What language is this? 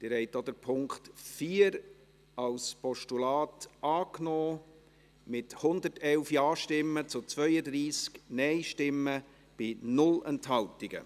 Swiss German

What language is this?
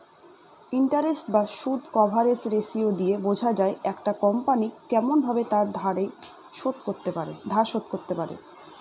Bangla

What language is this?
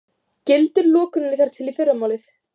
Icelandic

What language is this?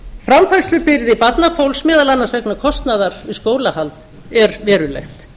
Icelandic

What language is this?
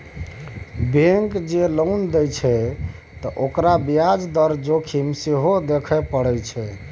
Maithili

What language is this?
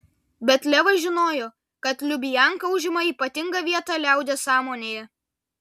Lithuanian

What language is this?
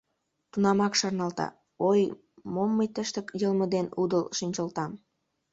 Mari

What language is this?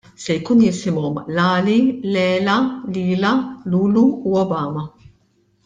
Maltese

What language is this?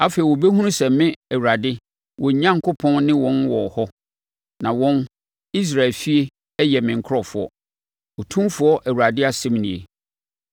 Akan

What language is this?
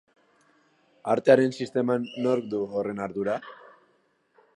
Basque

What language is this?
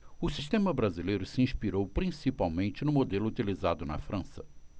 Portuguese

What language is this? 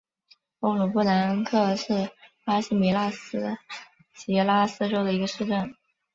Chinese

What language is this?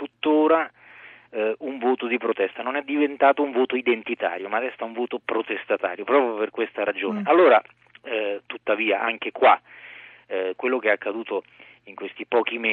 Italian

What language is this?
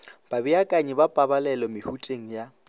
Northern Sotho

